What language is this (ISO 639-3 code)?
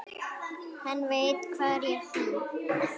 isl